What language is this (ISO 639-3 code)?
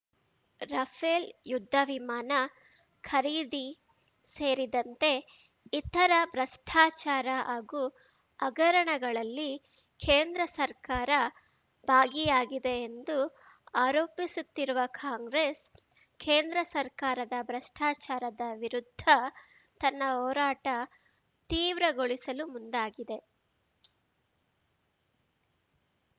kan